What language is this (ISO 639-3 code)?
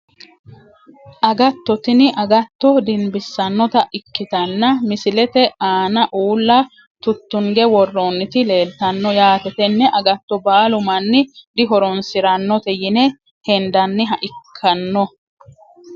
sid